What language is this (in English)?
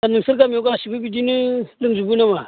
Bodo